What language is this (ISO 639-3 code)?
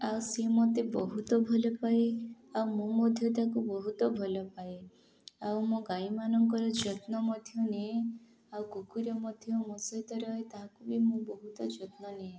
ori